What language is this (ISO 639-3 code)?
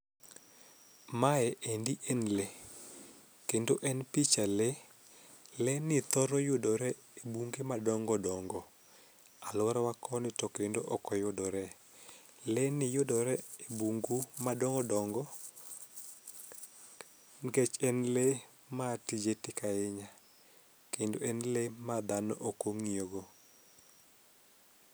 luo